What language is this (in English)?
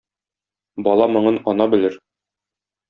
Tatar